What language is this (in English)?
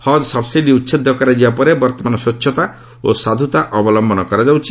Odia